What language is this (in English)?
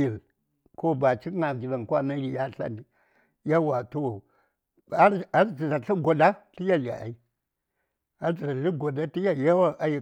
Saya